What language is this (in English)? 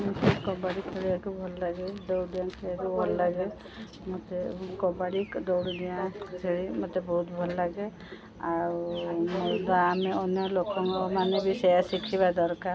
Odia